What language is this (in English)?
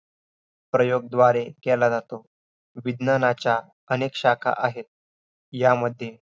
Marathi